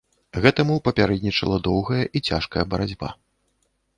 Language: Belarusian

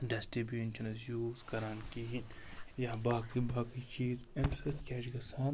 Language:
Kashmiri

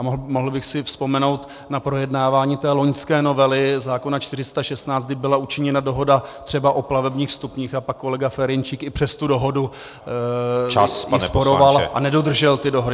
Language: Czech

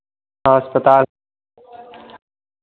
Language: Hindi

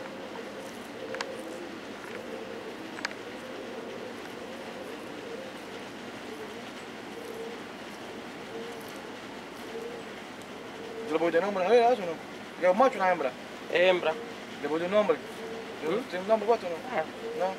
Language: Spanish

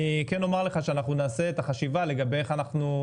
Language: Hebrew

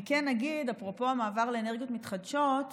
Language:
Hebrew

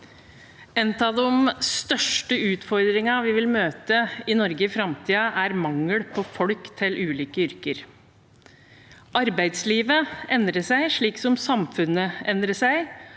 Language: Norwegian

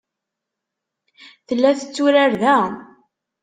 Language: Kabyle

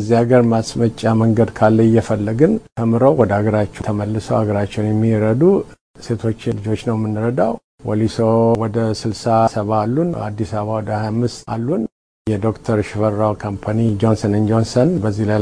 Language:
Amharic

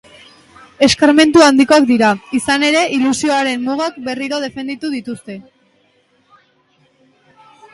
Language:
Basque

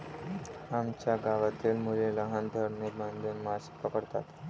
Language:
Marathi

